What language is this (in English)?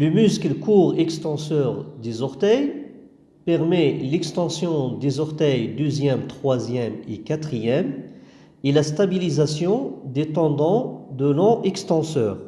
French